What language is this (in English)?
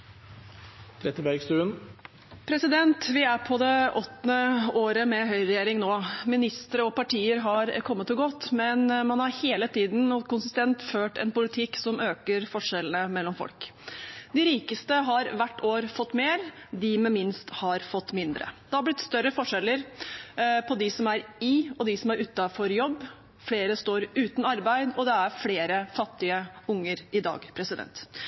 Norwegian